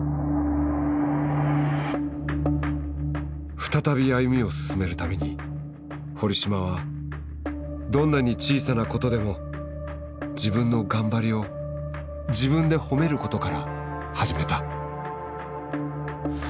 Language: Japanese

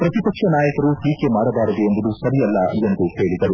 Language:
Kannada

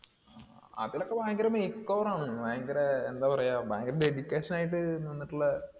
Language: Malayalam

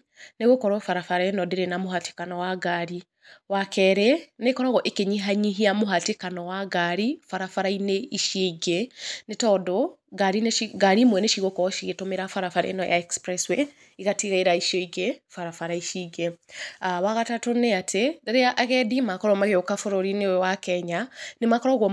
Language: Kikuyu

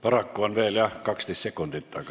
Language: Estonian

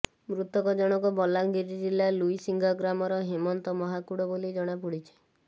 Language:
Odia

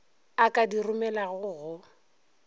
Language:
Northern Sotho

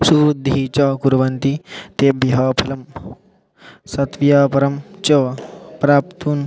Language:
Sanskrit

